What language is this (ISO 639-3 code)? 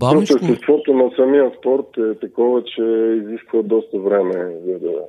bul